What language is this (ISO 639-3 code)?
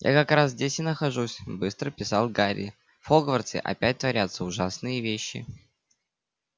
rus